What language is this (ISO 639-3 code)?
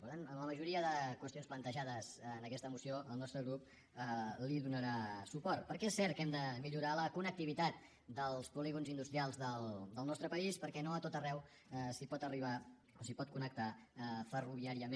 cat